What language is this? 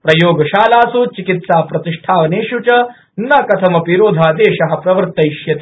Sanskrit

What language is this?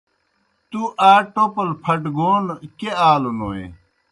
Kohistani Shina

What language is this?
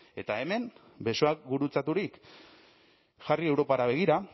Basque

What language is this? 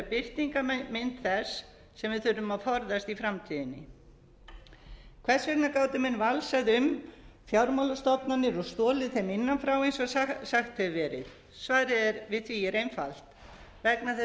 Icelandic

